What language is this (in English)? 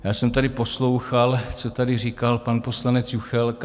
Czech